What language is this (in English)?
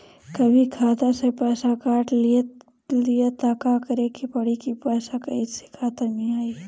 Bhojpuri